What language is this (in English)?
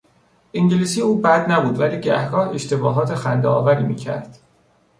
Persian